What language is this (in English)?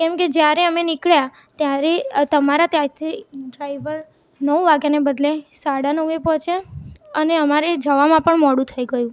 Gujarati